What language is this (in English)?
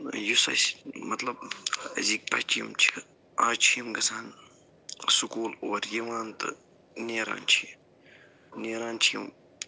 Kashmiri